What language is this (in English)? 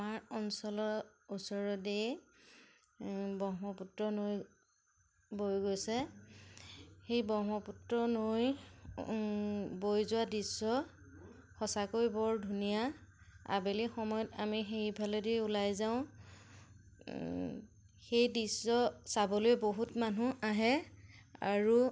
Assamese